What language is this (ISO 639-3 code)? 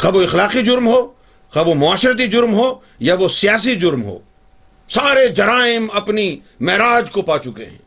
urd